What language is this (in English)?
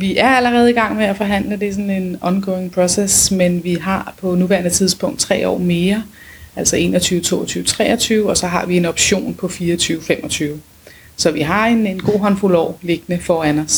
Danish